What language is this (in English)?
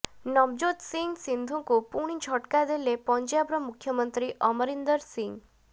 Odia